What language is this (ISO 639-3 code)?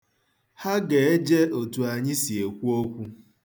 ibo